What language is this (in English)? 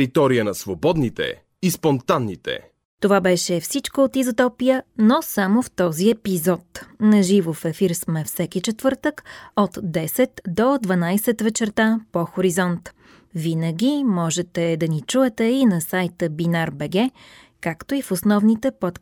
Bulgarian